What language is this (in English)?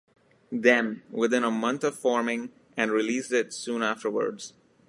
English